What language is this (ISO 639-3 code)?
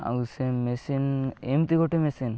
ori